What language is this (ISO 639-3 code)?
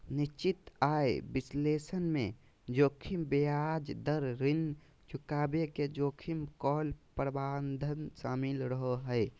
mag